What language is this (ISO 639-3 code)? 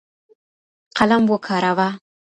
pus